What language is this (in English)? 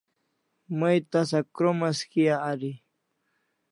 Kalasha